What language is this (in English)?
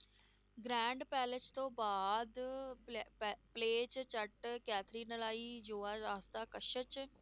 Punjabi